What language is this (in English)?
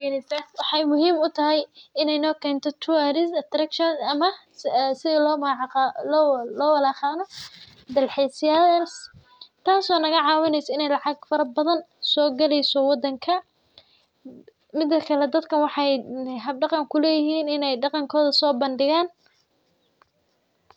Somali